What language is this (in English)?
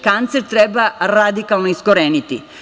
Serbian